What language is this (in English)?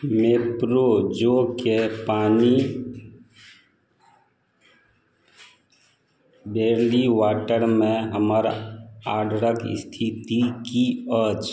Maithili